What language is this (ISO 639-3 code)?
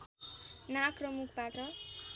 nep